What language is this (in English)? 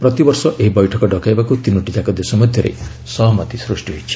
Odia